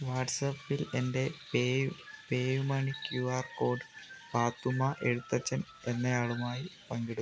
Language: Malayalam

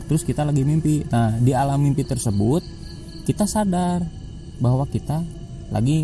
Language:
Indonesian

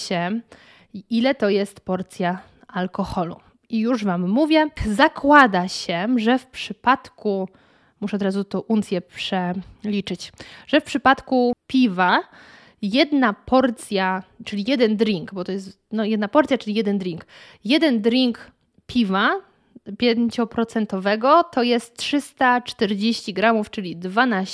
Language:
Polish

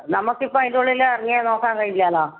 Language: Malayalam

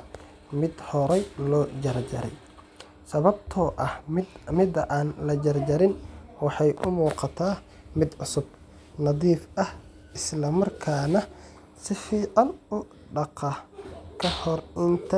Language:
Somali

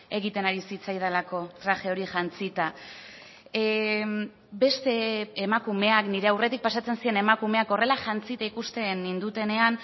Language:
Basque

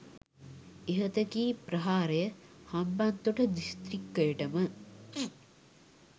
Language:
Sinhala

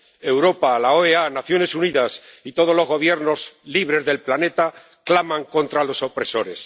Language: Spanish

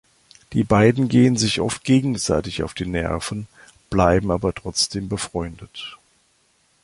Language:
German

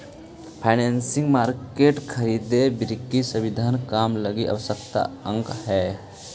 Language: Magahi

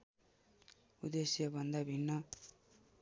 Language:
Nepali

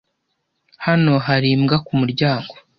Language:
Kinyarwanda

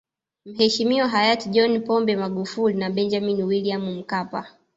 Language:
Swahili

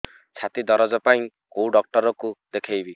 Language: Odia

